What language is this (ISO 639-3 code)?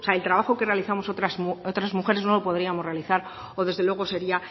spa